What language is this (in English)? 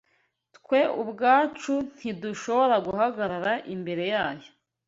Kinyarwanda